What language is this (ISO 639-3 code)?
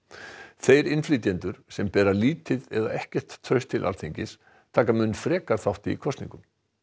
isl